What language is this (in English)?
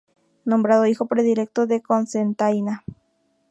Spanish